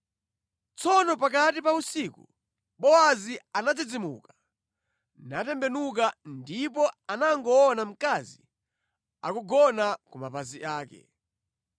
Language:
Nyanja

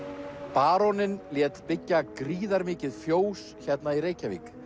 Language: Icelandic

